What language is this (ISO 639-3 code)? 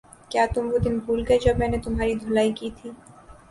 urd